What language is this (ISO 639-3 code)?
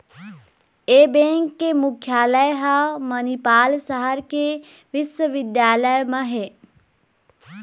hne